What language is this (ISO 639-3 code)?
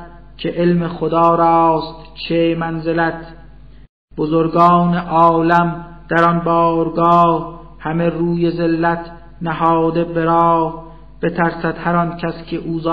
fas